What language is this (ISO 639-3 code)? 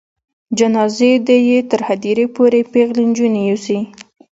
pus